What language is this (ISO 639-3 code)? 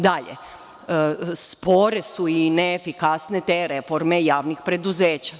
srp